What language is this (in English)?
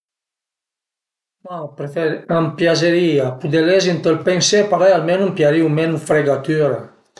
Piedmontese